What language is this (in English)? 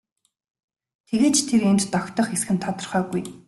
Mongolian